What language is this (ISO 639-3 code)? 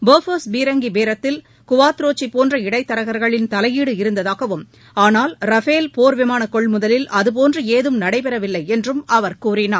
tam